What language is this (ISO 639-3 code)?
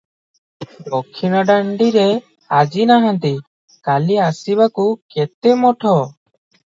ori